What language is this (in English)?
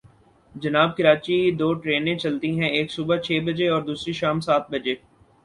Urdu